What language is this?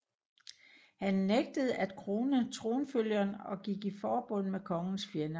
Danish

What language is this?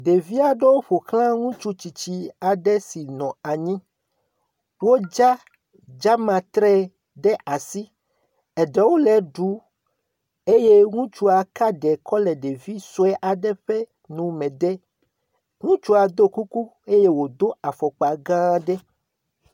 Ewe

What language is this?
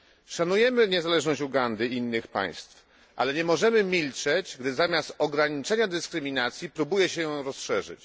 Polish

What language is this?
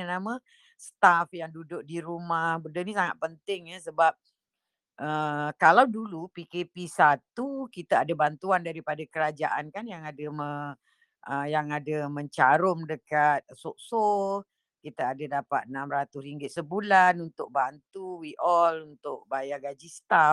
Malay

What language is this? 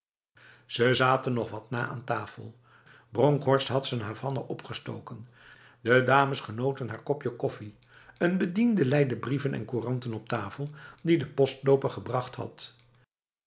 Dutch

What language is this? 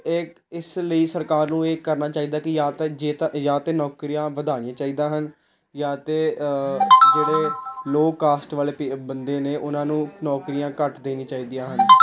Punjabi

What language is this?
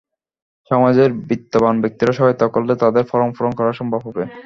Bangla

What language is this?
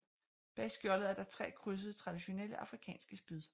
Danish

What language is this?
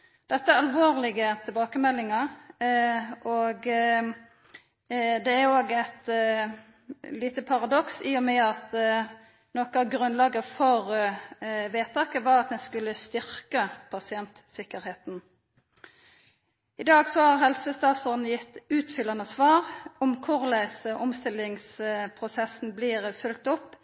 Norwegian Nynorsk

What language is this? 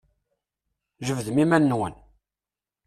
Kabyle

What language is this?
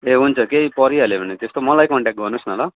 Nepali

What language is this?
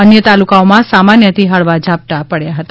Gujarati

